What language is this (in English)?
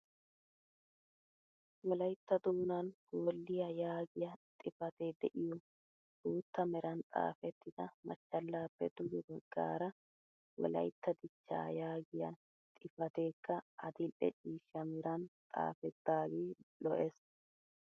Wolaytta